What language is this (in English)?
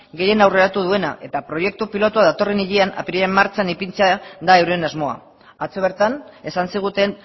Basque